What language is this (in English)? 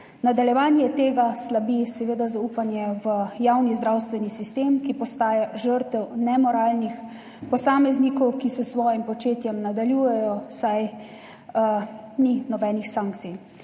Slovenian